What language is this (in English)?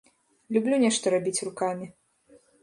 Belarusian